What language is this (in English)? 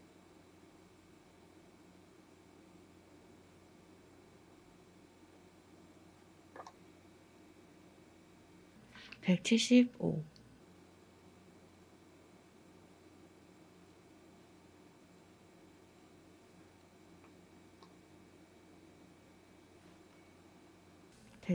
Korean